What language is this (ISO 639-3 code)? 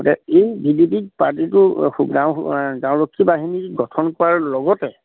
asm